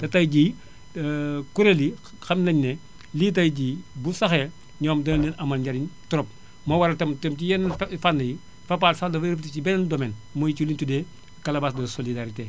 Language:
Wolof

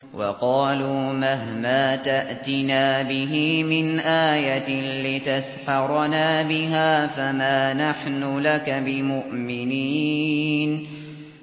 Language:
Arabic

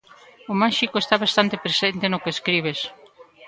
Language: Galician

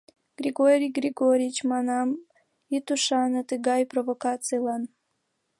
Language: Mari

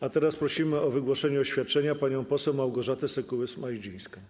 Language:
Polish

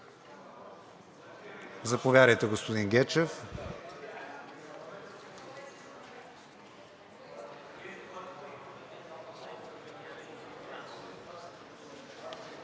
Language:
Bulgarian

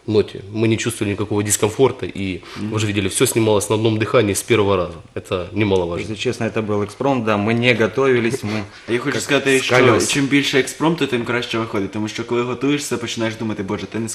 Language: Russian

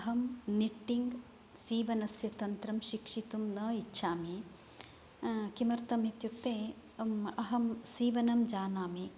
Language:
Sanskrit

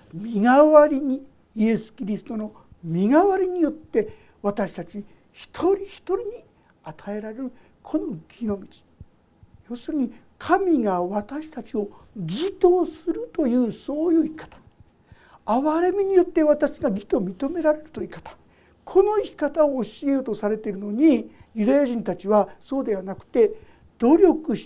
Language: Japanese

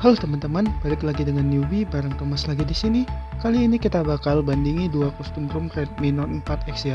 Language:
Indonesian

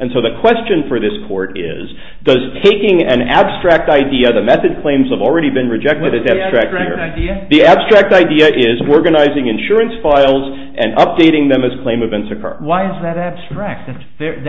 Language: English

